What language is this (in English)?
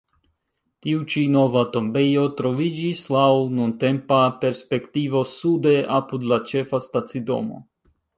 Esperanto